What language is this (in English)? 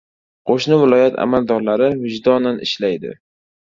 Uzbek